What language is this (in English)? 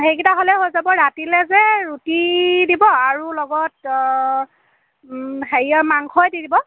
Assamese